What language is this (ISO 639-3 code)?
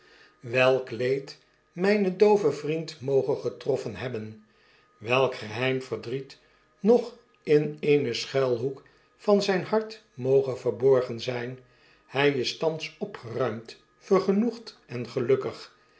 nld